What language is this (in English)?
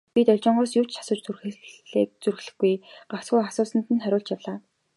Mongolian